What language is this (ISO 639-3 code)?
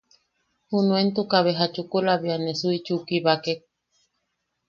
yaq